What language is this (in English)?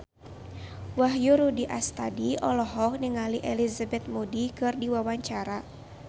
Sundanese